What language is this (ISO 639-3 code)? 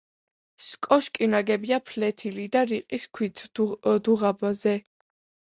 kat